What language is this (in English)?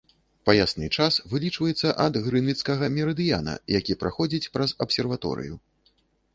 Belarusian